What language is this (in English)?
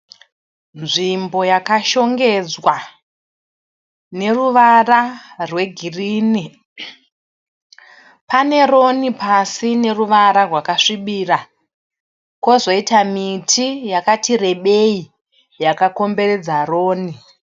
Shona